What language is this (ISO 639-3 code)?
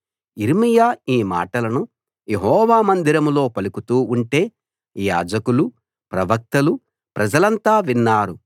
tel